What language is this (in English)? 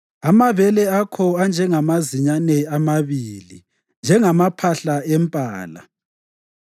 North Ndebele